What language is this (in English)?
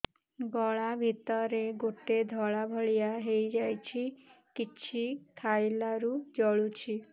Odia